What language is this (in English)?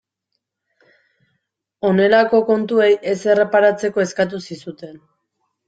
Basque